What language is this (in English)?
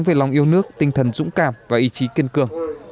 Vietnamese